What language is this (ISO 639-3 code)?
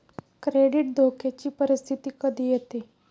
mar